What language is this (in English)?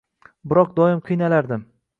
Uzbek